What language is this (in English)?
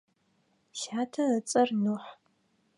Adyghe